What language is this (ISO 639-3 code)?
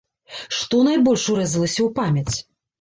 bel